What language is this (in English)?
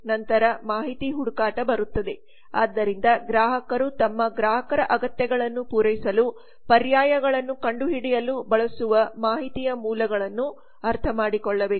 Kannada